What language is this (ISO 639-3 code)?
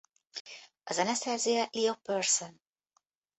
hun